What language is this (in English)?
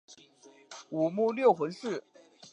Chinese